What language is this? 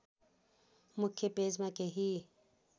Nepali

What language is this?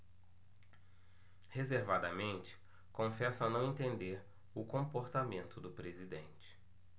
Portuguese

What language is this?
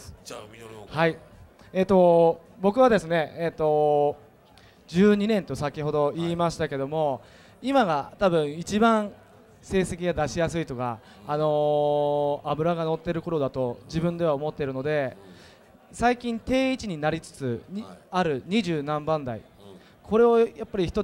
Japanese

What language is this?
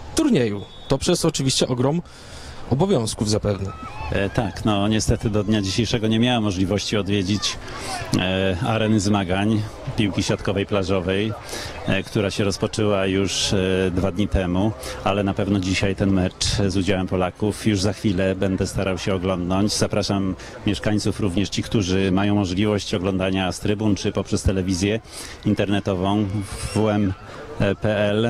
Polish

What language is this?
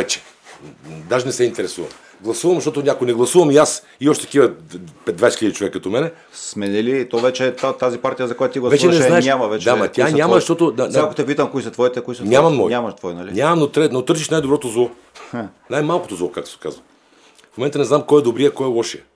Bulgarian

